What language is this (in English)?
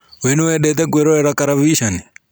Kikuyu